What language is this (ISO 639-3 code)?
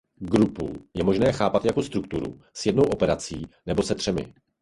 ces